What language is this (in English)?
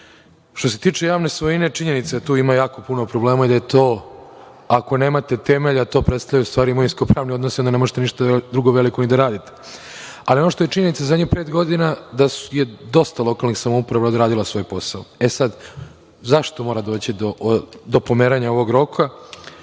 Serbian